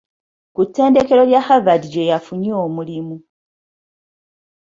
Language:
Ganda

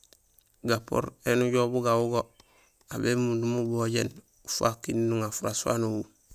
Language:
Gusilay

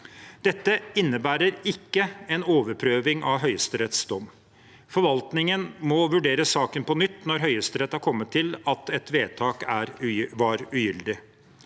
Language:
Norwegian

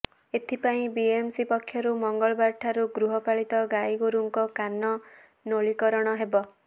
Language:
Odia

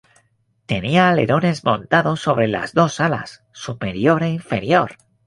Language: Spanish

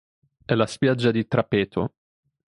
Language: Italian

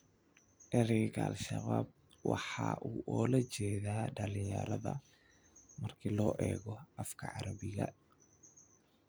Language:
Somali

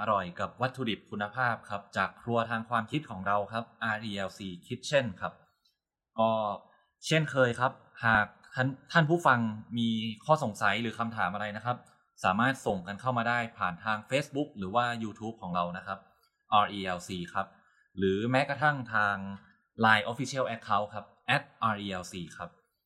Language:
Thai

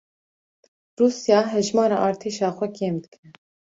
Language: Kurdish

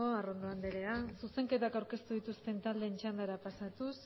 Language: Basque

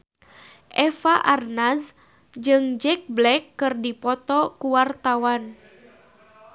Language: Sundanese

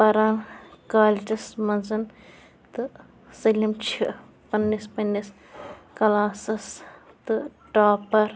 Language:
Kashmiri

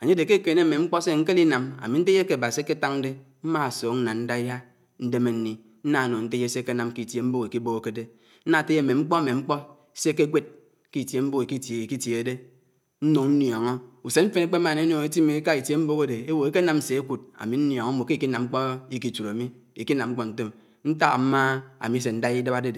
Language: Anaang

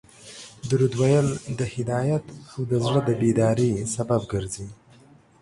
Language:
Pashto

